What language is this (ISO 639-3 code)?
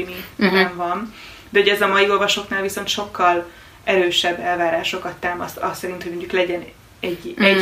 hun